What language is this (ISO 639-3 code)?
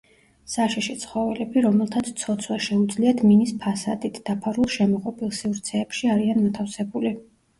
kat